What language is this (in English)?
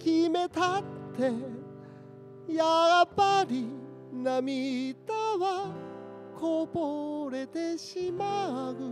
Japanese